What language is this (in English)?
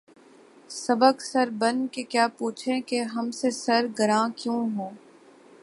Urdu